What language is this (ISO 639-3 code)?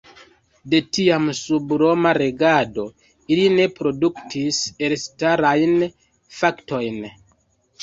epo